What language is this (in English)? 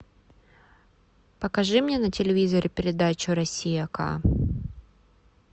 Russian